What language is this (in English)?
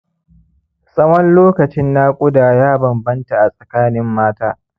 Hausa